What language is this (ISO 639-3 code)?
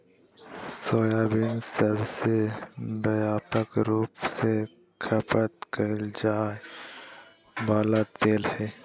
mag